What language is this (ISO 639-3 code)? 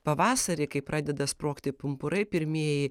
lit